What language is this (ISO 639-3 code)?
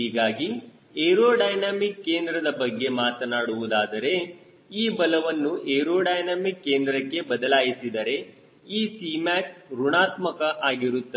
kan